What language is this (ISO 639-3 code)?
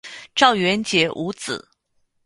zho